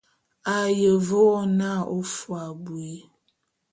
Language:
Bulu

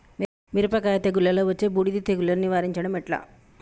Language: Telugu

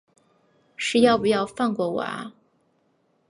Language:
Chinese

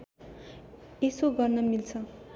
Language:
Nepali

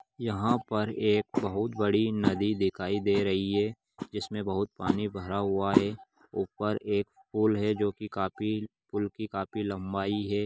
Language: Magahi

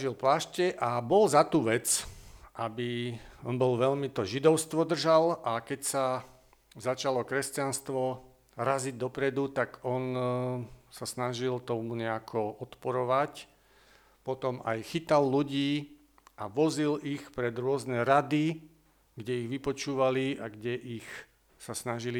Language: Slovak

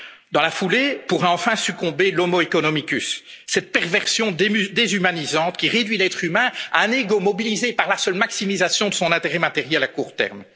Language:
French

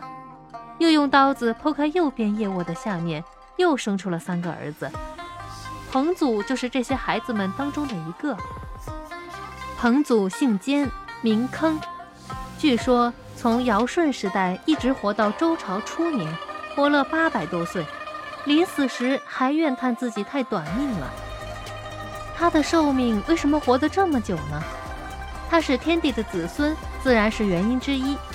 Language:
Chinese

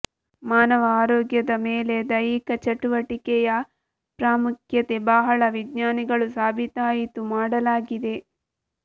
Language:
Kannada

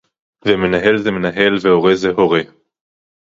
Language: Hebrew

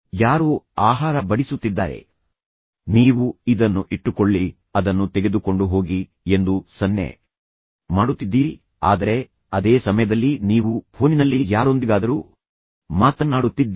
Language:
Kannada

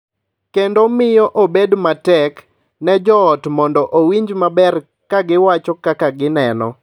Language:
Luo (Kenya and Tanzania)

